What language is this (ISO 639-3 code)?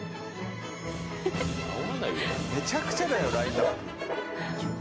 jpn